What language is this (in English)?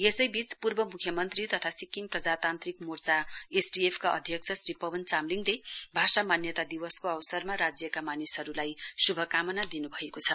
Nepali